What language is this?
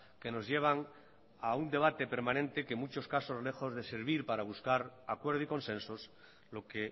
Spanish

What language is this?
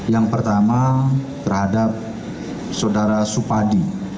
Indonesian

